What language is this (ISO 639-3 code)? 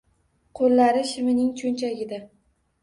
uzb